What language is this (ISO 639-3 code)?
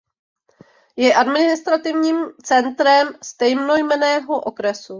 ces